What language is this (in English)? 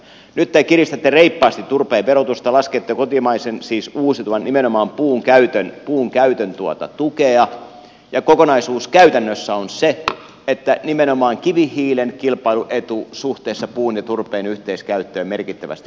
Finnish